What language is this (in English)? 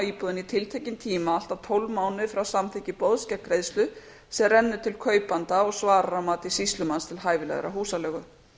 Icelandic